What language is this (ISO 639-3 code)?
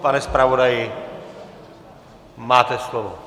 ces